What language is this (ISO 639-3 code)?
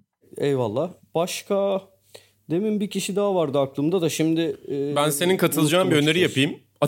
tur